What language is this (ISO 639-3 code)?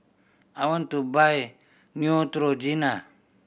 eng